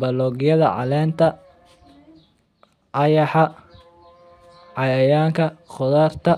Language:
Somali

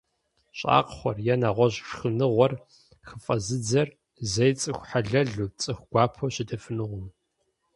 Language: Kabardian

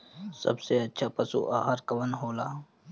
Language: Bhojpuri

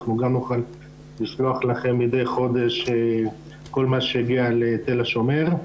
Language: Hebrew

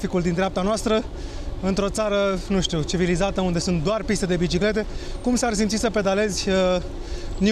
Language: Romanian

